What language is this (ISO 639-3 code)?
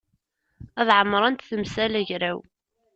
kab